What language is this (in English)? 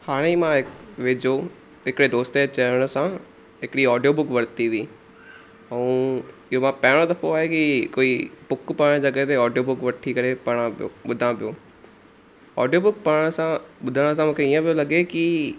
Sindhi